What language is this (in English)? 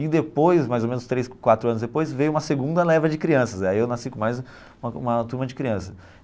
Portuguese